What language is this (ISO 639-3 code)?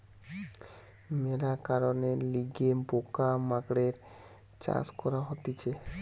ben